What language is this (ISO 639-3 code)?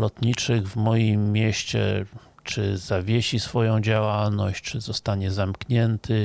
pol